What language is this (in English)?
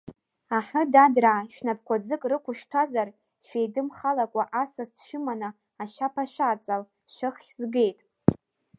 Abkhazian